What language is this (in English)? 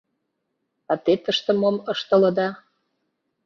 Mari